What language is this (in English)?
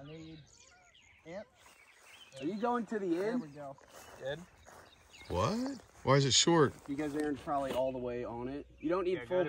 English